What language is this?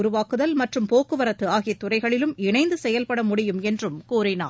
Tamil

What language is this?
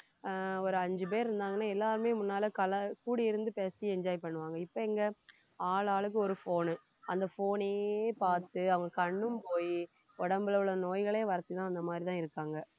Tamil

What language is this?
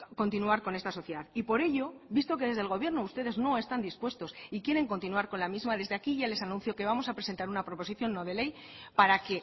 Spanish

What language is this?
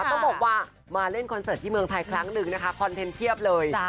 Thai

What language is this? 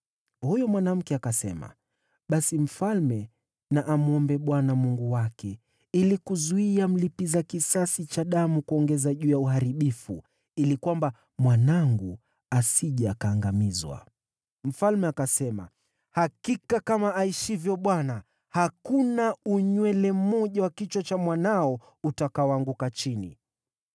Swahili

